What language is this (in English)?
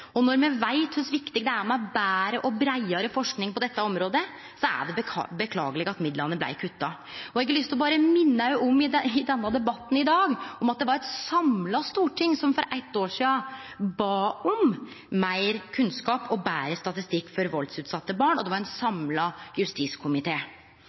Norwegian Nynorsk